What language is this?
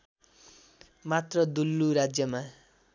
Nepali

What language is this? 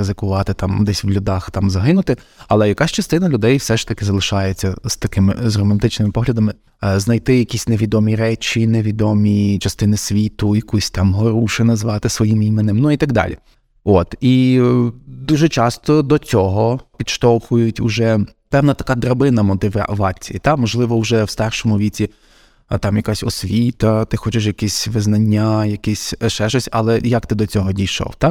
Ukrainian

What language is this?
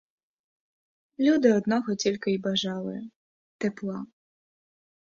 Ukrainian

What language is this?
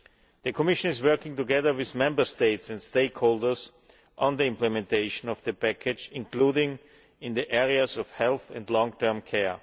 English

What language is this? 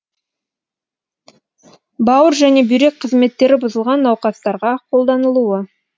Kazakh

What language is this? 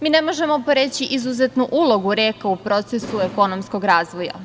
Serbian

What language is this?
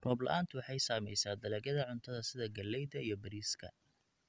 Somali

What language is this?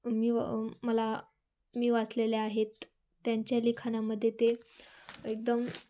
Marathi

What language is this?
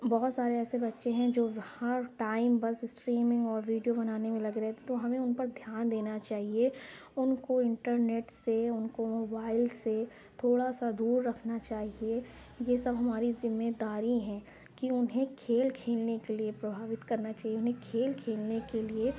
Urdu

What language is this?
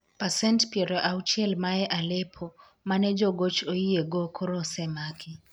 Luo (Kenya and Tanzania)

